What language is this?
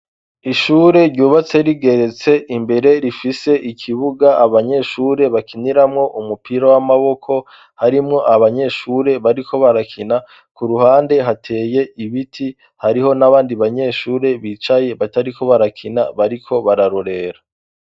Rundi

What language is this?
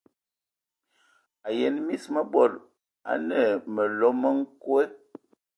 Ewondo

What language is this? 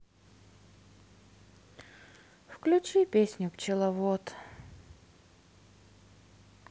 Russian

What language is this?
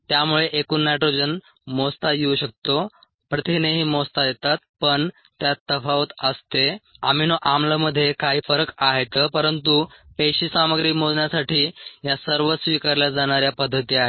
Marathi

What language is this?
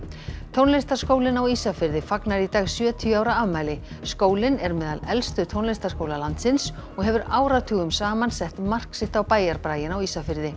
Icelandic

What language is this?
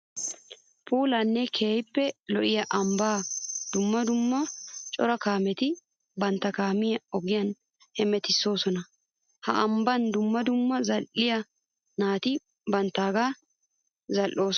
Wolaytta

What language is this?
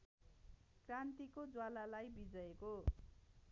Nepali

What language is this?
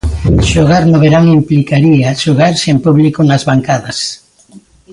Galician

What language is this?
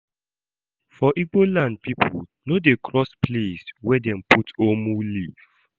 Nigerian Pidgin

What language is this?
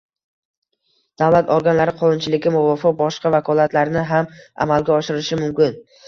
Uzbek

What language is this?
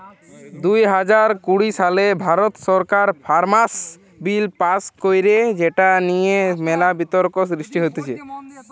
Bangla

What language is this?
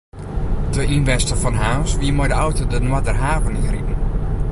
Western Frisian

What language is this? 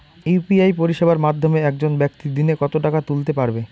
Bangla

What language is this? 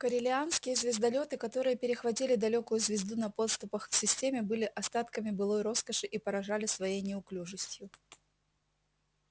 Russian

